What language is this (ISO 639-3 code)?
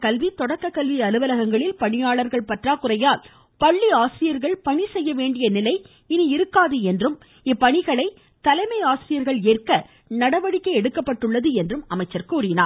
tam